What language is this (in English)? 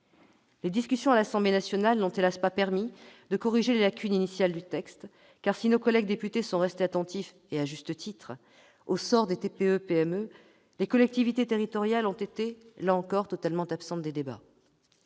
French